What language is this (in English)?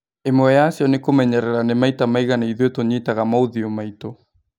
Kikuyu